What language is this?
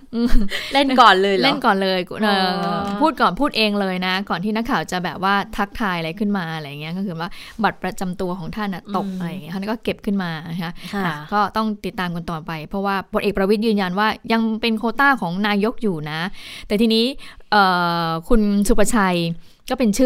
Thai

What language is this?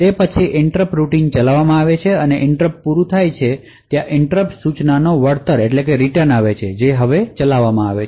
Gujarati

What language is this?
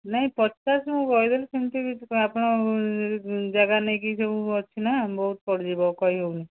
Odia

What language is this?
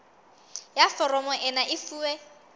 Southern Sotho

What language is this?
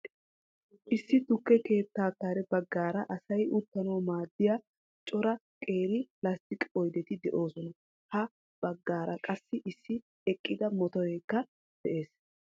Wolaytta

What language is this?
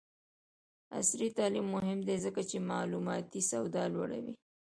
Pashto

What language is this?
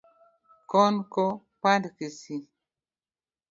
Luo (Kenya and Tanzania)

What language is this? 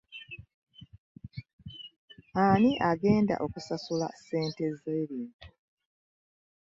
Ganda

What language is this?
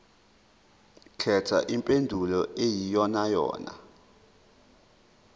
Zulu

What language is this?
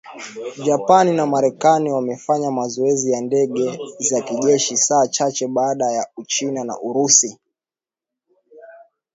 Swahili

